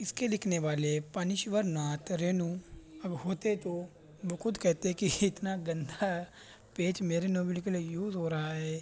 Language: Urdu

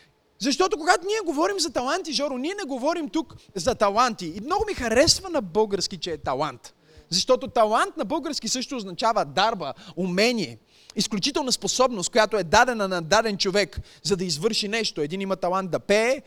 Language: Bulgarian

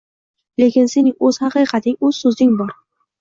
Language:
Uzbek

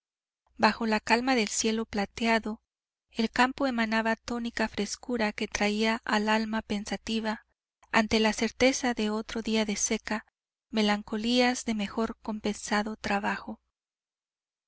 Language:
Spanish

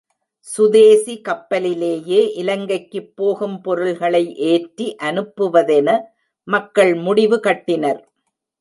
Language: Tamil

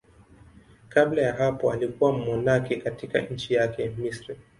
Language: Swahili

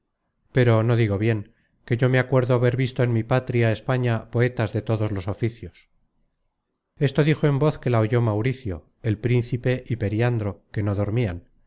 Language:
Spanish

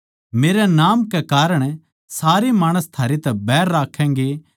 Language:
Haryanvi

